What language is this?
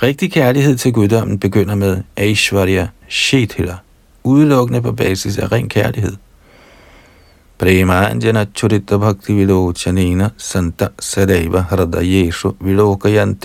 Danish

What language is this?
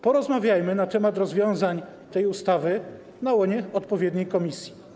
Polish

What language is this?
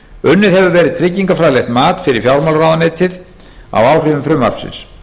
Icelandic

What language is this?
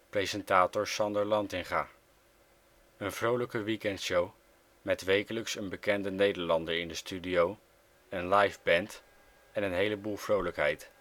Dutch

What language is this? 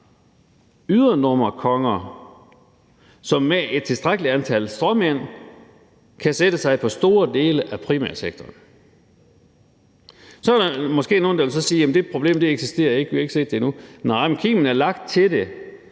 Danish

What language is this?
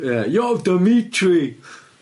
Welsh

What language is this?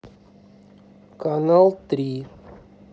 Russian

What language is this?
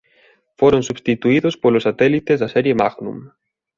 Galician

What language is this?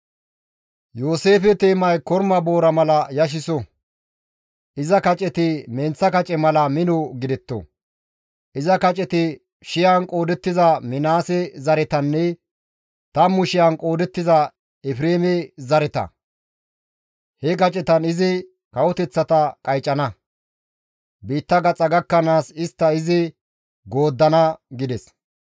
Gamo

